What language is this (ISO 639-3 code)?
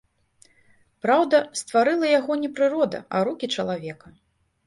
bel